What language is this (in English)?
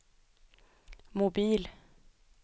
Swedish